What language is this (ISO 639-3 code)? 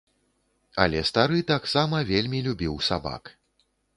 bel